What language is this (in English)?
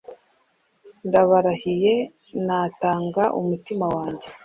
Kinyarwanda